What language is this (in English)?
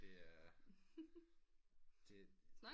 Danish